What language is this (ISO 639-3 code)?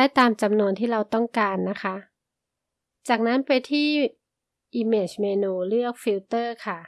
tha